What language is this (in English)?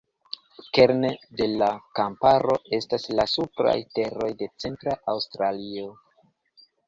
Esperanto